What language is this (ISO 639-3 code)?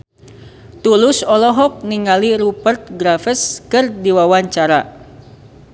sun